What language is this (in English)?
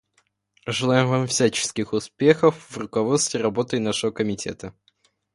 Russian